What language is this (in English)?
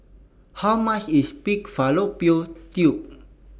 English